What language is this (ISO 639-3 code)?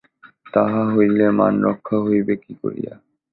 ben